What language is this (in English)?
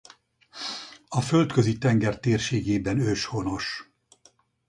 Hungarian